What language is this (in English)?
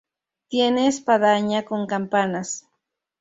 Spanish